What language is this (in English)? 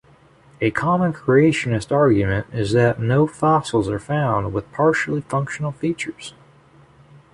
English